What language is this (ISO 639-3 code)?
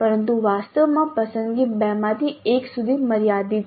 guj